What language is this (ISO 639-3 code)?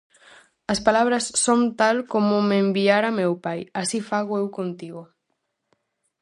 glg